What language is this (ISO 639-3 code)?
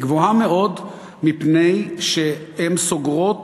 heb